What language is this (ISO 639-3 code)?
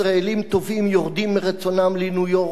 heb